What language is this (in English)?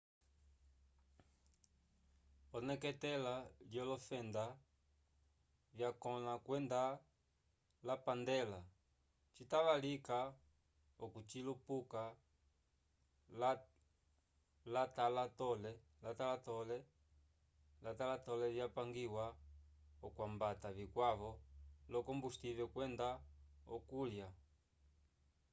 Umbundu